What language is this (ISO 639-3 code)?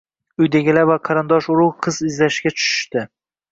uzb